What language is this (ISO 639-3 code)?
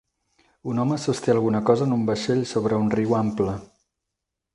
cat